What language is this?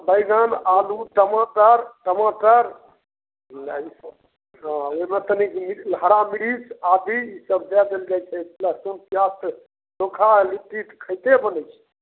Maithili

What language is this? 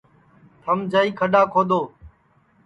Sansi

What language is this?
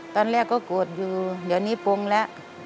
Thai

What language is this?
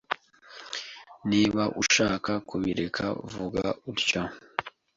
Kinyarwanda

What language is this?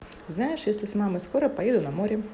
Russian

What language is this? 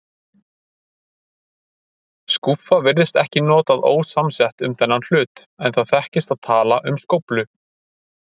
Icelandic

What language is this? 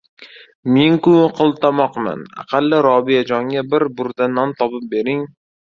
Uzbek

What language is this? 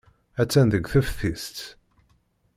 Kabyle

